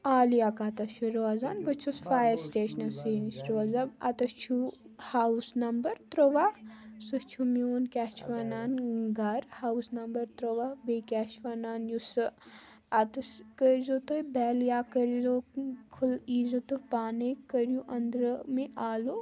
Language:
Kashmiri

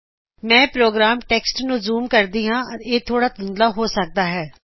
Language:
Punjabi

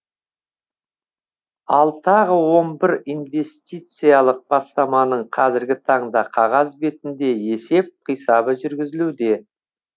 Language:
Kazakh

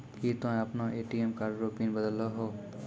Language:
Maithili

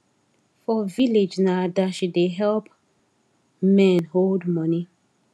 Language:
Nigerian Pidgin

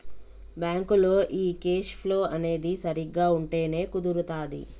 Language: Telugu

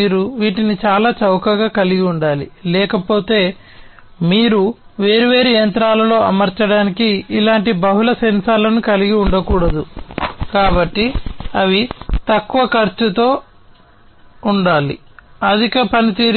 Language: Telugu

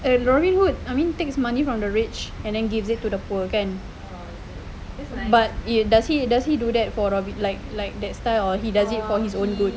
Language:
English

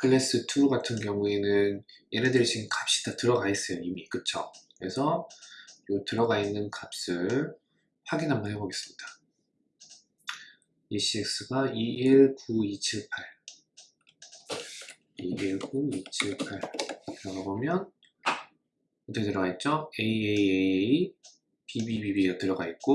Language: Korean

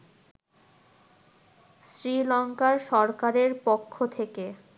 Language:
Bangla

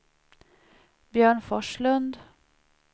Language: Swedish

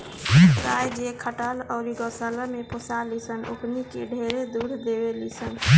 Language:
Bhojpuri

